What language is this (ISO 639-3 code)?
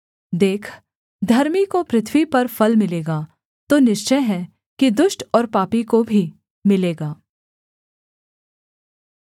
hin